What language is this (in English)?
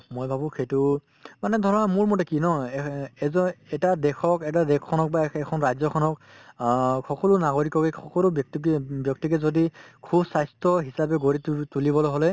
Assamese